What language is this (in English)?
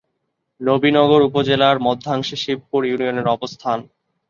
Bangla